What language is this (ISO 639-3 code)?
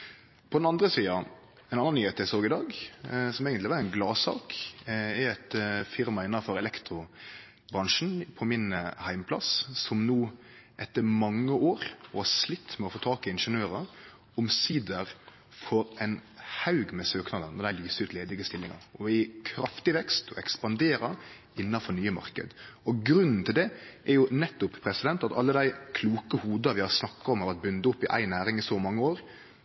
nno